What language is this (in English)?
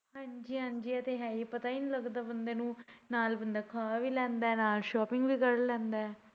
Punjabi